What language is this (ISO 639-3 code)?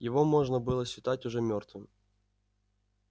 rus